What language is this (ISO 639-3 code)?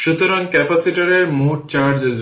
ben